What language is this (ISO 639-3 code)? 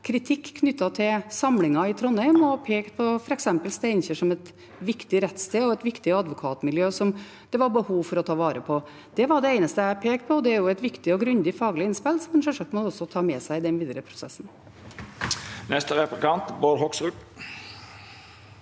nor